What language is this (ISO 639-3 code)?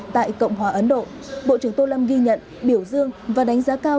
vie